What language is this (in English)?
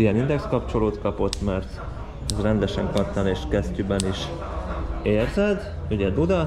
Hungarian